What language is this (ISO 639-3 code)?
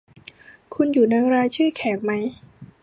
tha